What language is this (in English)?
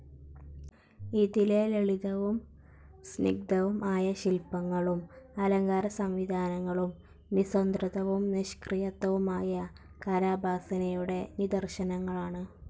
Malayalam